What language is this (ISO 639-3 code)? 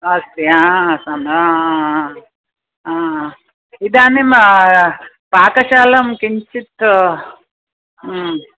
san